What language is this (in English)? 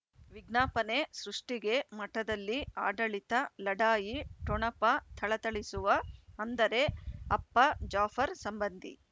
Kannada